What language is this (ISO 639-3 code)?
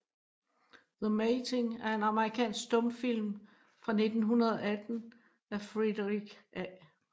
dan